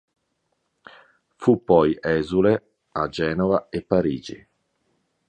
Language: Italian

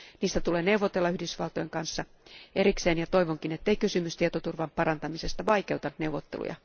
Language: Finnish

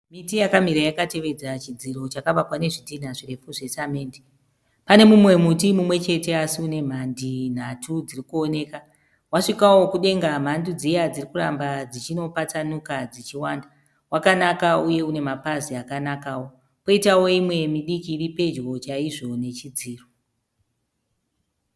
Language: Shona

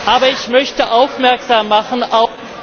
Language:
German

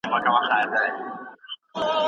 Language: Pashto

